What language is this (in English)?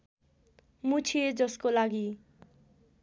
Nepali